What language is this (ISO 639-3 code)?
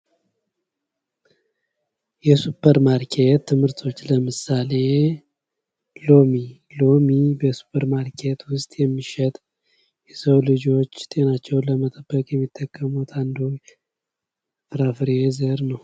amh